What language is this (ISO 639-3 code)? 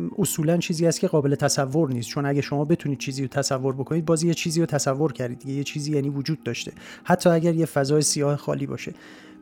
fas